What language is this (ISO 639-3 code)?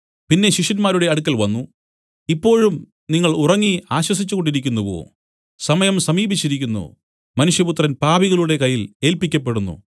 mal